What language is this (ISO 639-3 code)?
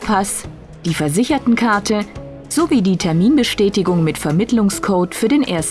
deu